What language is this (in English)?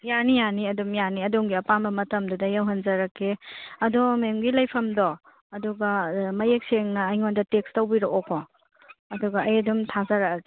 Manipuri